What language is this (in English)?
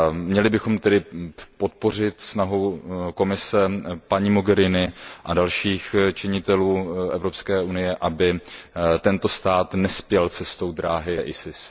Czech